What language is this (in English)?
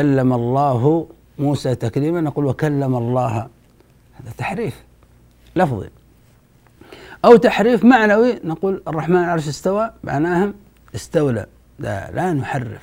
Arabic